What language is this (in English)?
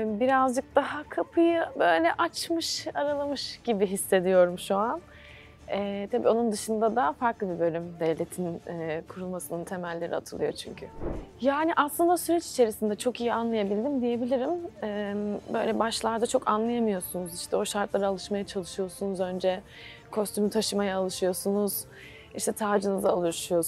Turkish